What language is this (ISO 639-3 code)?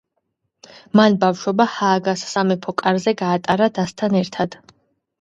kat